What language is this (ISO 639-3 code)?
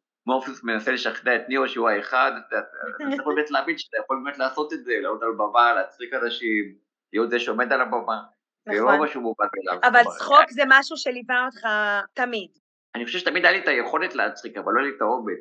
heb